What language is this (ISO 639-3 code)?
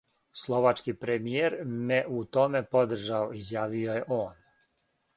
srp